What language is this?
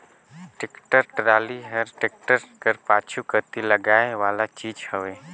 Chhattisgarhi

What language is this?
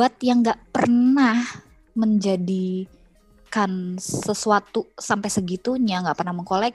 Indonesian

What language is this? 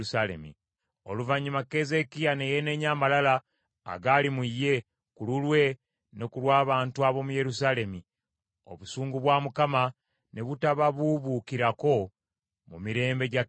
Ganda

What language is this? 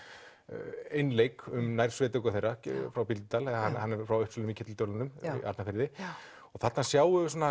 Icelandic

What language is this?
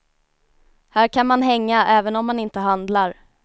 Swedish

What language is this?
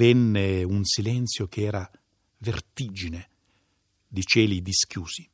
Italian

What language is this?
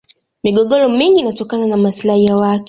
Swahili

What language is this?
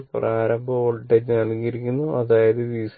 Malayalam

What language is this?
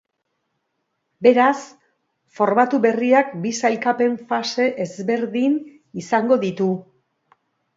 Basque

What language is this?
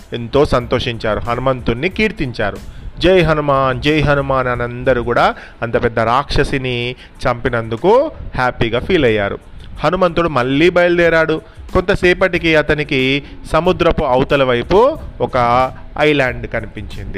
Telugu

